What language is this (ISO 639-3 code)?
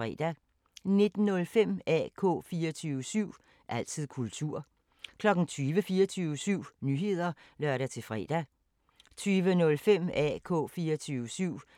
dan